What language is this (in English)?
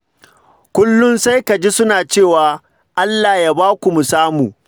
Hausa